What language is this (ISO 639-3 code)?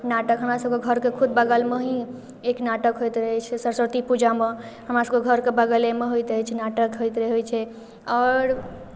mai